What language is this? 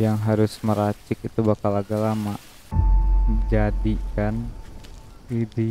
Indonesian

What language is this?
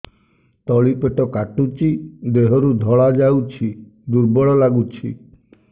Odia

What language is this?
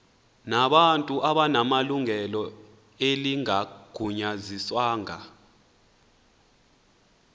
Xhosa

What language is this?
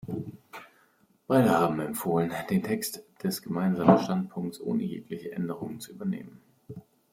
German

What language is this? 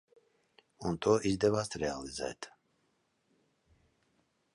Latvian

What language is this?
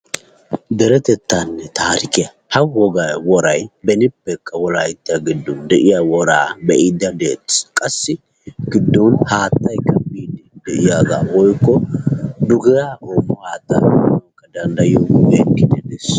Wolaytta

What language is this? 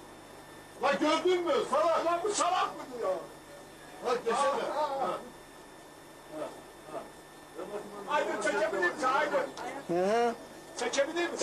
Turkish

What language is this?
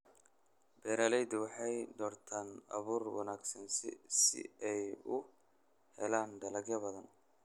Somali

